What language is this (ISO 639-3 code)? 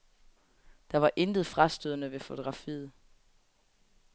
dan